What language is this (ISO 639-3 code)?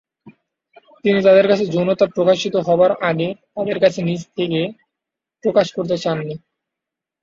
ben